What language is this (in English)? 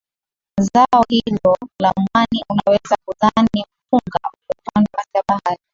Swahili